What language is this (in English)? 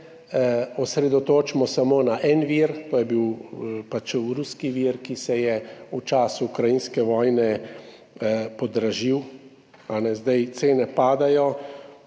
Slovenian